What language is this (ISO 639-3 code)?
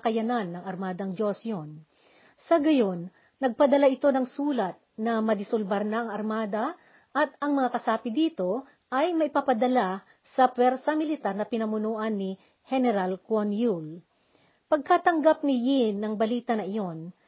fil